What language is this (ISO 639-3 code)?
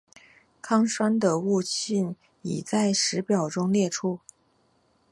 zho